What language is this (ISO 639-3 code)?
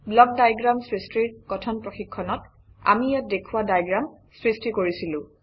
asm